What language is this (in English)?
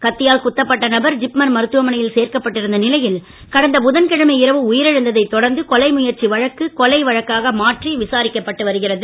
Tamil